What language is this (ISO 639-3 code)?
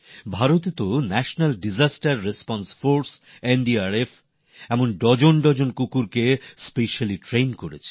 ben